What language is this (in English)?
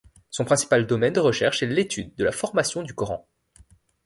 French